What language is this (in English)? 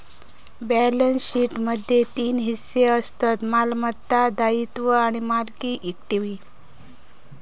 Marathi